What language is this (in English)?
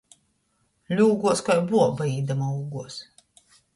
Latgalian